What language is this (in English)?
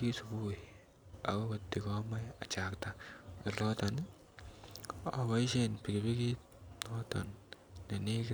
Kalenjin